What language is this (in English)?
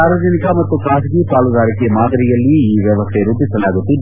Kannada